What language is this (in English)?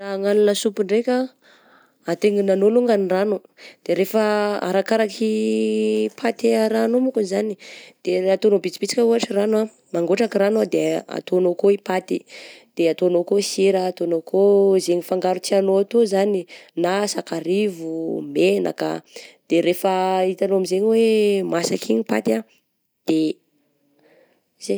Southern Betsimisaraka Malagasy